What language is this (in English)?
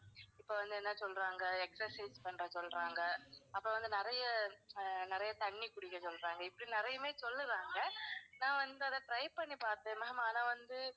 Tamil